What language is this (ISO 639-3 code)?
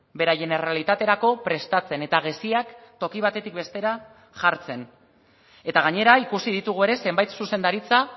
eus